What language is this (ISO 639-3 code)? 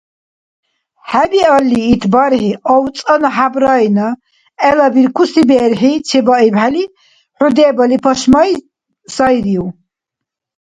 dar